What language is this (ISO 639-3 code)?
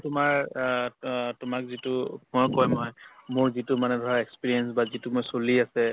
asm